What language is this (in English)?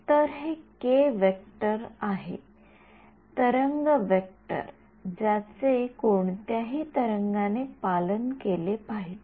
Marathi